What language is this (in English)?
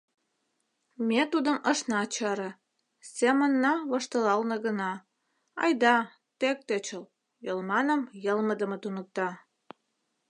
Mari